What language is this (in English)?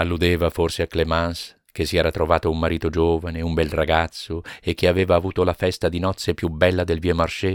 Italian